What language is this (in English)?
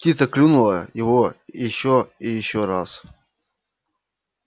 Russian